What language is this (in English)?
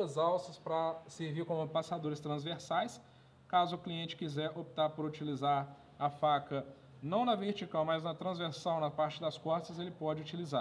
Portuguese